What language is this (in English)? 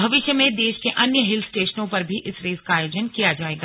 Hindi